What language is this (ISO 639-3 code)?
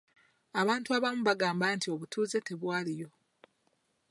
lug